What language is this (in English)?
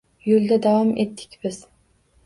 Uzbek